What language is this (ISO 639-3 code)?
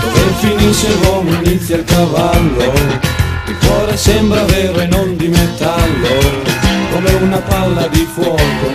ita